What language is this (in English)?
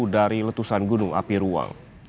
Indonesian